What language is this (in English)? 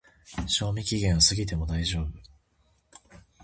Japanese